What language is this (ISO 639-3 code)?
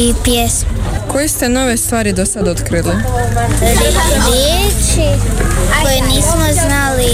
hrv